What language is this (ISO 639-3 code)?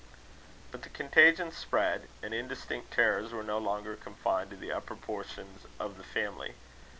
eng